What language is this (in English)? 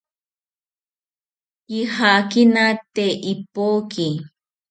South Ucayali Ashéninka